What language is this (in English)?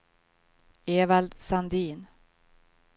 Swedish